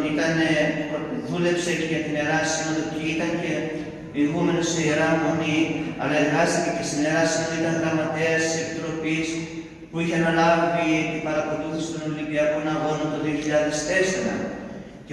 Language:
Greek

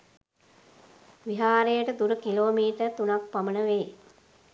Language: Sinhala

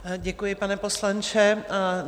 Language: Czech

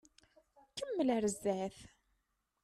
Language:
Kabyle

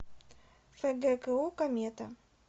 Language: Russian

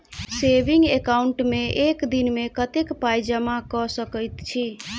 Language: Maithili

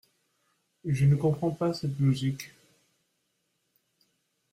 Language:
French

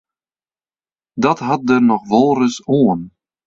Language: Western Frisian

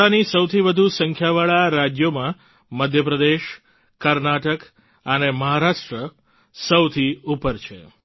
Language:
Gujarati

